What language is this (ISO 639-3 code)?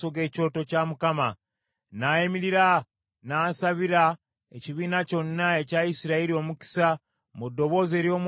lug